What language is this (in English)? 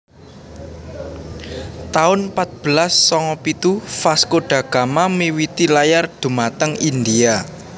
Javanese